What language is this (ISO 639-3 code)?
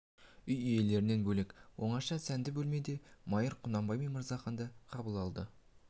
kaz